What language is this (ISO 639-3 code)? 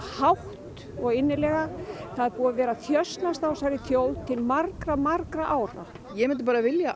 isl